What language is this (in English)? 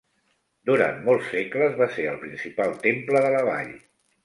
Catalan